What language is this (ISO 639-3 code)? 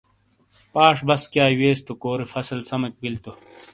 scl